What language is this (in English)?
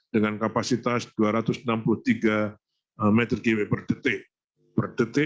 Indonesian